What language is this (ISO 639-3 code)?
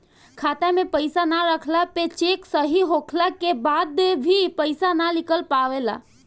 bho